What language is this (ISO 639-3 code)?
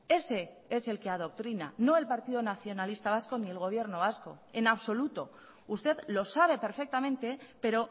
spa